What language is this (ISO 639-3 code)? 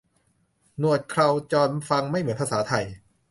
tha